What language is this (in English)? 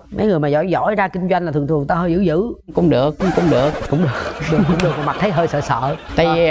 Vietnamese